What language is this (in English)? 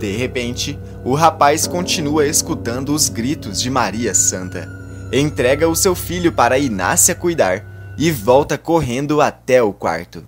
Portuguese